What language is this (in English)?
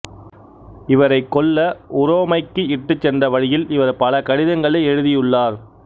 Tamil